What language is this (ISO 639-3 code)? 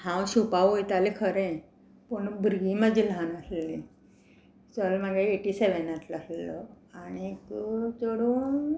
kok